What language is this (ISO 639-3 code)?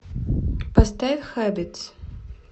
rus